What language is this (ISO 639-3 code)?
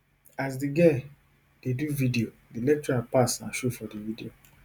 pcm